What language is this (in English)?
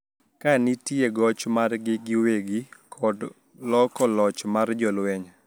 Luo (Kenya and Tanzania)